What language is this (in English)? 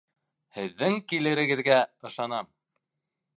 Bashkir